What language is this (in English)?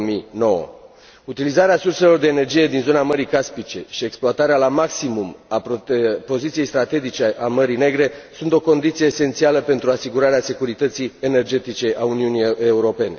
Romanian